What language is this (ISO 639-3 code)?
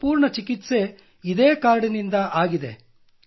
kan